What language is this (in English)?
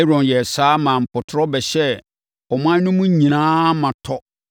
Akan